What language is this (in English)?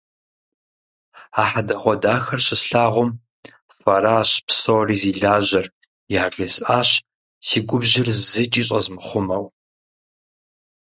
Kabardian